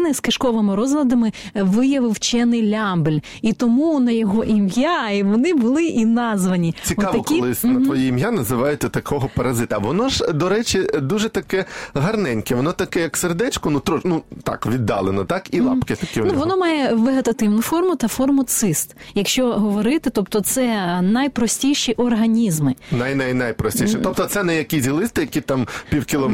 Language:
Ukrainian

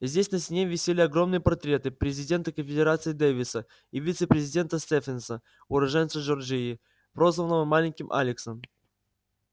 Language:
Russian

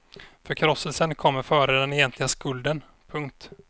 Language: Swedish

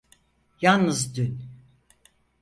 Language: Turkish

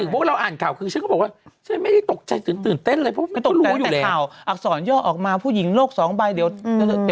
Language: Thai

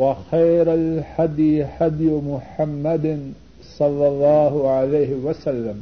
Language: Urdu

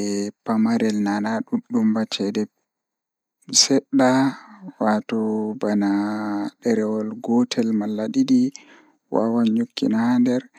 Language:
Fula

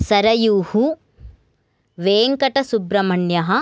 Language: Sanskrit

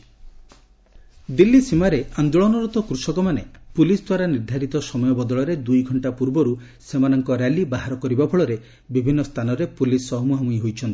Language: Odia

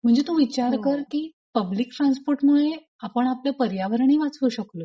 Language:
Marathi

